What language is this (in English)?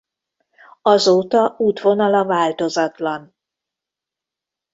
Hungarian